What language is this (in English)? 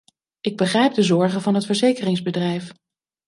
Dutch